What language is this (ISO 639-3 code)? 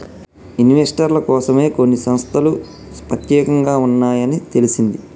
tel